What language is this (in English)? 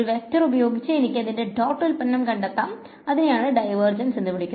Malayalam